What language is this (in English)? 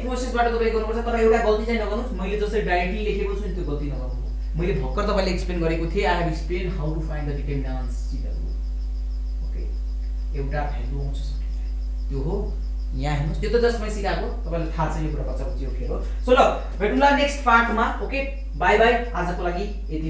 Hindi